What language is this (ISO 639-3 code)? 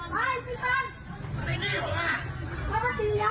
tha